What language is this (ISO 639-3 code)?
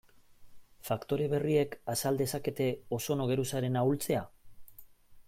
eus